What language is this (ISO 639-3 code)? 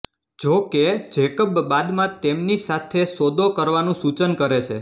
guj